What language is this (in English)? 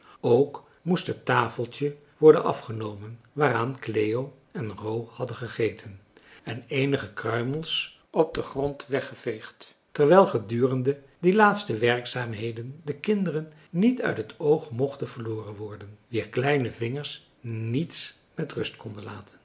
Dutch